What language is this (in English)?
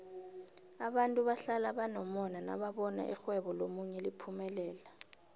South Ndebele